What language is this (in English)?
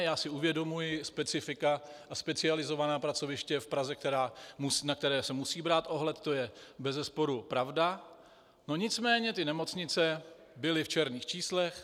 Czech